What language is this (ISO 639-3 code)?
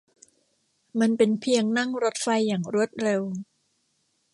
tha